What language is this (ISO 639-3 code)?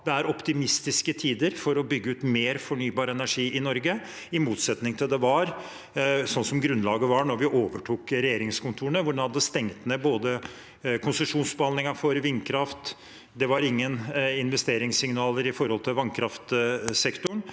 nor